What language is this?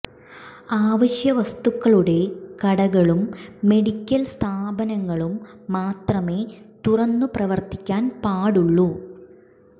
Malayalam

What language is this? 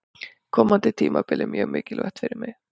Icelandic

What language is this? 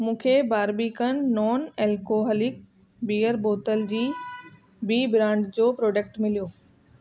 Sindhi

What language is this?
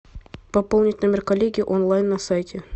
Russian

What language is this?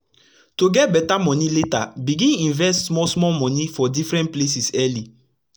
Nigerian Pidgin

